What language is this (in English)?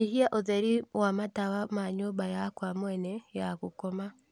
Kikuyu